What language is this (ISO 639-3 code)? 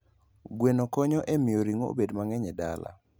luo